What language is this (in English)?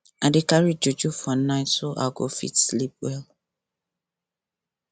Nigerian Pidgin